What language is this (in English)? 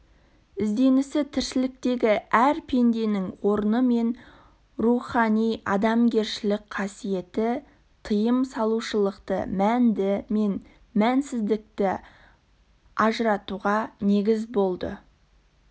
Kazakh